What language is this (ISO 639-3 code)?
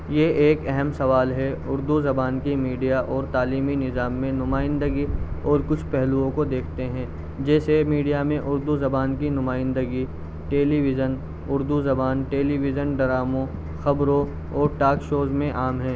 urd